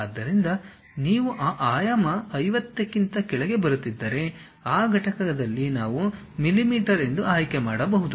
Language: Kannada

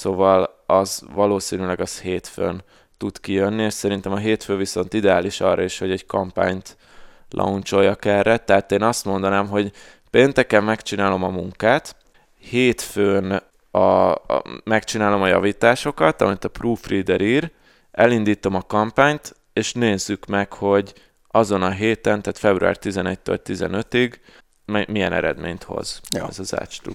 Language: Hungarian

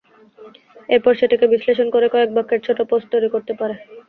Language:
Bangla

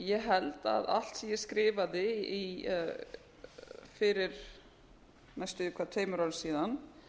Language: Icelandic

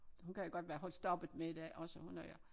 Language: Danish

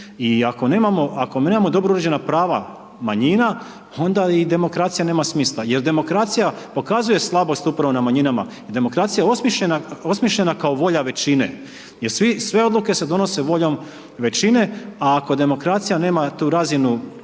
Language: Croatian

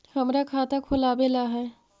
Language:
Magahi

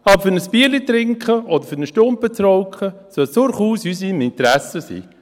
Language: Swiss German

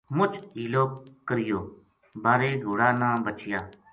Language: Gujari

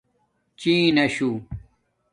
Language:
Domaaki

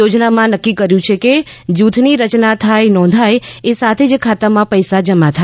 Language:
Gujarati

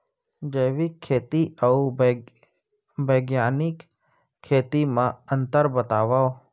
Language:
Chhattisgarhi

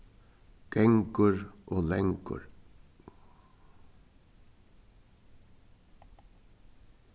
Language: Faroese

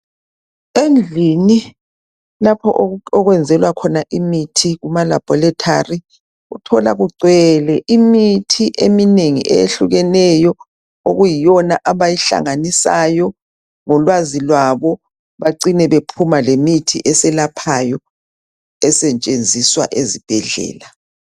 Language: North Ndebele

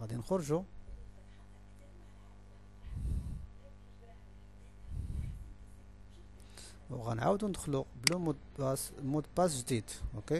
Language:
Arabic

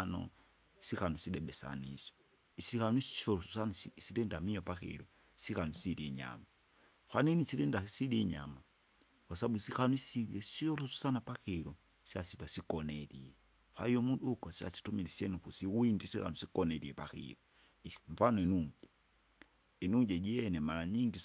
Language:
Kinga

